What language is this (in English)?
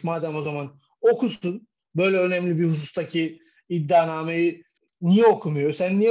Turkish